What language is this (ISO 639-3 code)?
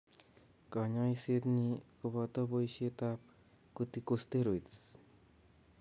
kln